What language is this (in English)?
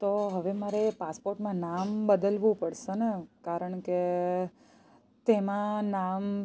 Gujarati